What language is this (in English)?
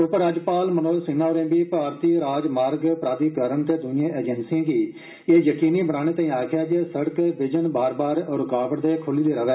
Dogri